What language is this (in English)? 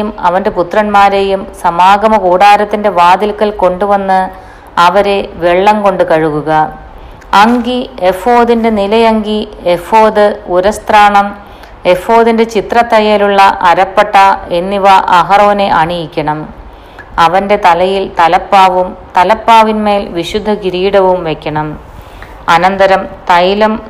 Malayalam